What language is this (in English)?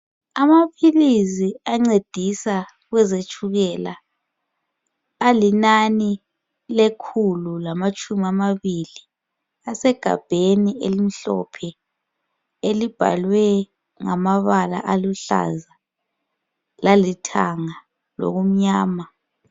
North Ndebele